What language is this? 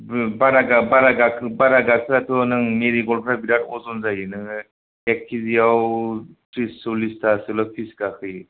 Bodo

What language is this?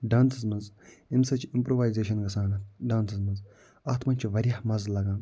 Kashmiri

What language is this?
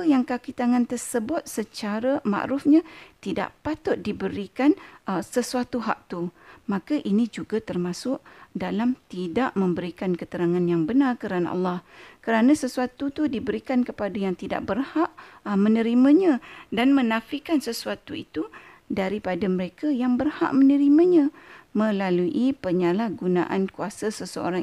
Malay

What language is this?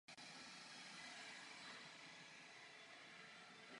Czech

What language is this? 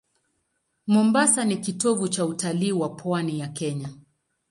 Swahili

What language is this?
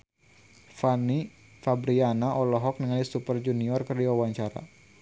Sundanese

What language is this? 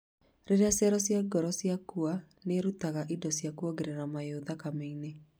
Kikuyu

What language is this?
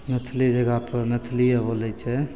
Maithili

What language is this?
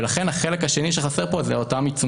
Hebrew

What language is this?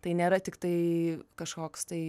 Lithuanian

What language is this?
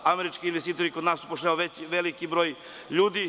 Serbian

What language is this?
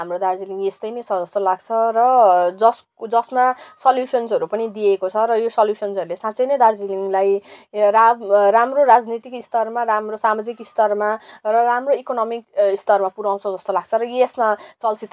Nepali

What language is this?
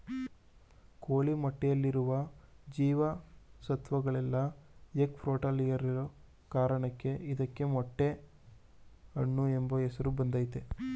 Kannada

